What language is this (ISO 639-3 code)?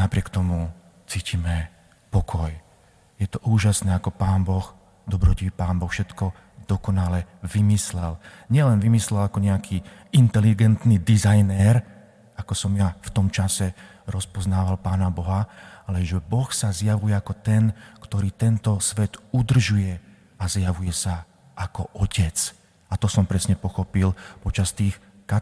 slk